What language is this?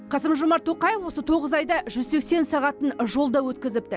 Kazakh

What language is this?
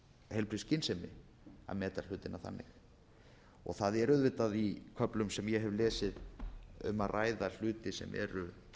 Icelandic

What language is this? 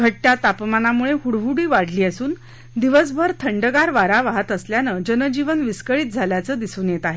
Marathi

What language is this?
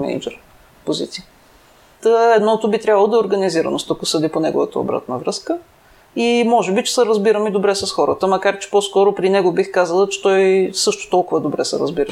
Bulgarian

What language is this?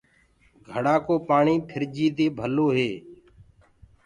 Gurgula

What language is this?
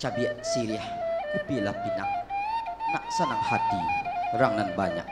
Indonesian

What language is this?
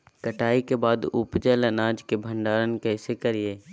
Magahi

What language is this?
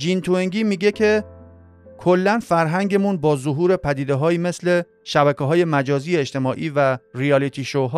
Persian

